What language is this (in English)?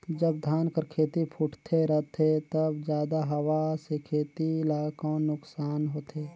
Chhattisgarhi